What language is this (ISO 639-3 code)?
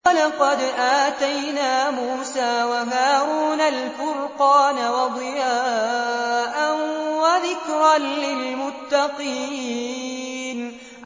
ara